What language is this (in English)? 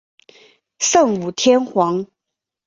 Chinese